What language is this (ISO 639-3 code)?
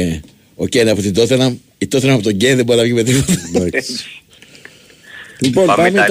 ell